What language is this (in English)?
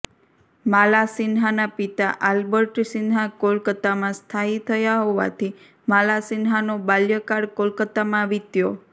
Gujarati